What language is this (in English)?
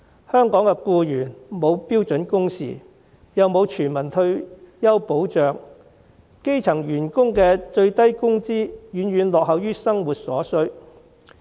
Cantonese